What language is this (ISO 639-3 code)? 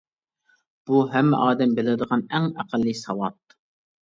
uig